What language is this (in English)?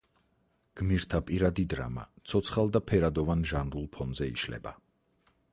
Georgian